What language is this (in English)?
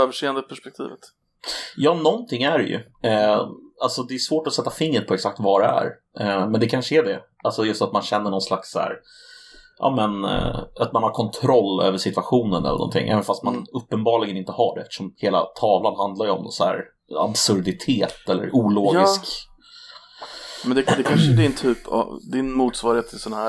Swedish